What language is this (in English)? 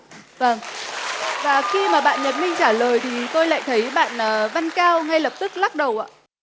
Vietnamese